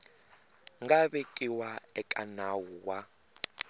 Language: Tsonga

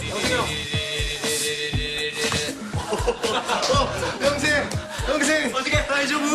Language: Japanese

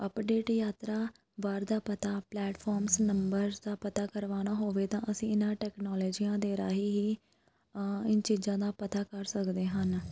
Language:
Punjabi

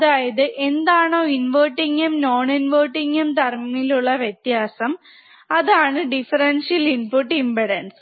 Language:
Malayalam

